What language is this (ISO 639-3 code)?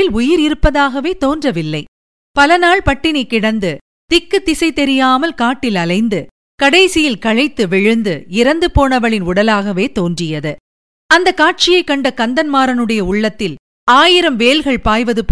tam